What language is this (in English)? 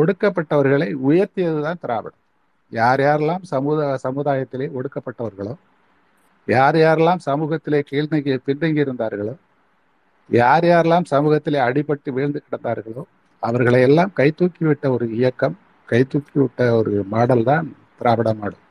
Tamil